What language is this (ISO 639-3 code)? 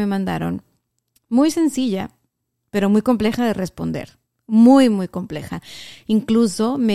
spa